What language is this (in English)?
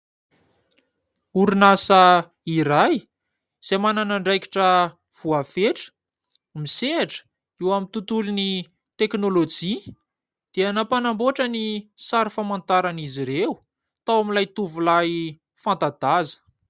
Malagasy